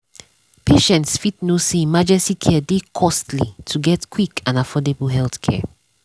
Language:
Nigerian Pidgin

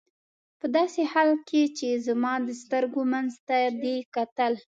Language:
Pashto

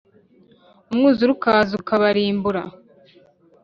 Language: Kinyarwanda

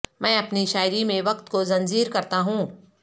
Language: Urdu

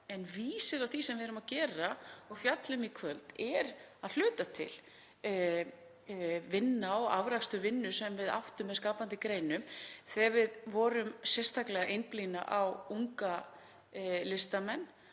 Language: Icelandic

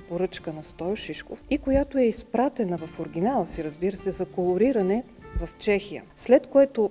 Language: Bulgarian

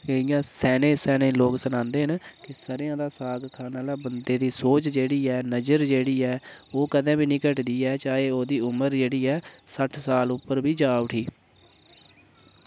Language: Dogri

